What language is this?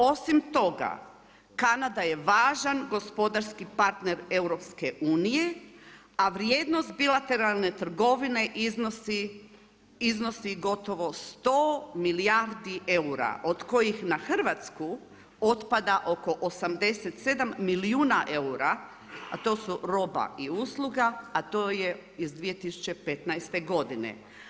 Croatian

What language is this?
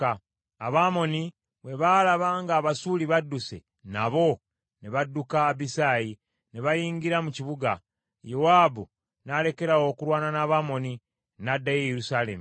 Ganda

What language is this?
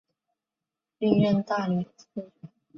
Chinese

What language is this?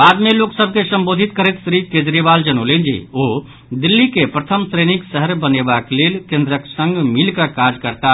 Maithili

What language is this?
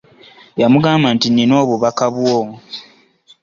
Ganda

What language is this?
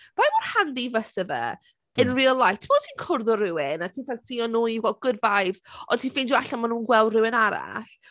Welsh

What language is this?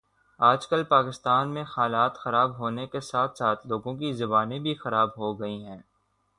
Urdu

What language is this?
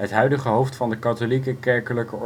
Dutch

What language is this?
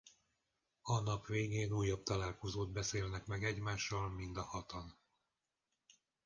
Hungarian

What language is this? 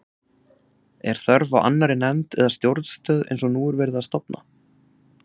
Icelandic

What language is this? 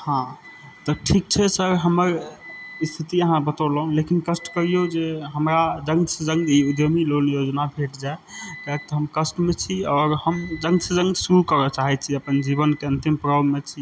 Maithili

